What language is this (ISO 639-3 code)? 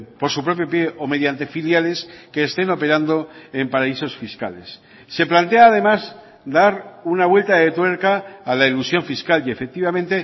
spa